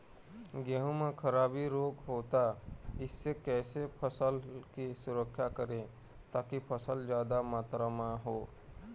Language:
Chhattisgarhi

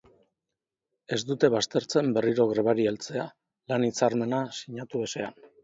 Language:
Basque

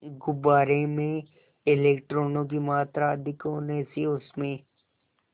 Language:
Hindi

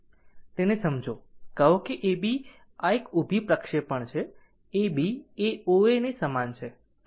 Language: Gujarati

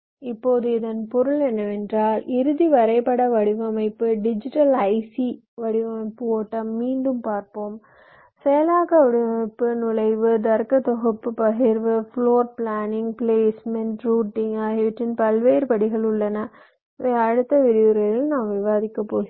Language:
Tamil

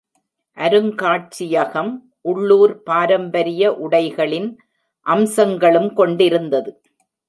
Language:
Tamil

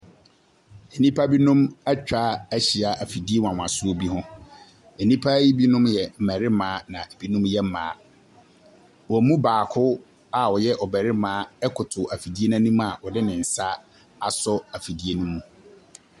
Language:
Akan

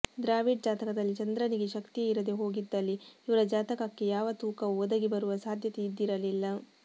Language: Kannada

